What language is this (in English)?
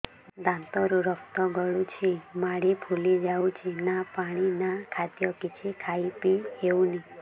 Odia